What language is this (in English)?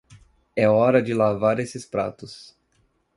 Portuguese